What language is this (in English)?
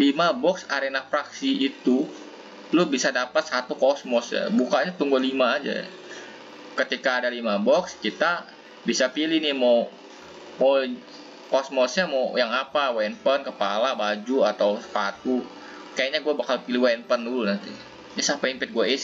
Indonesian